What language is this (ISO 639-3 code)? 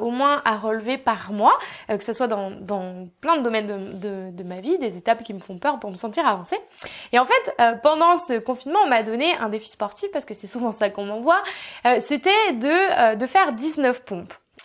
fra